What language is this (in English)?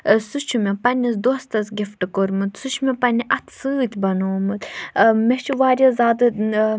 Kashmiri